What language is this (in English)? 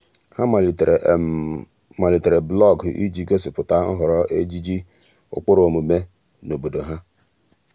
Igbo